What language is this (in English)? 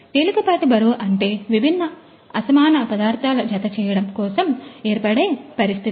Telugu